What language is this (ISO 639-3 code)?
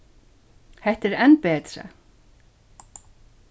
fao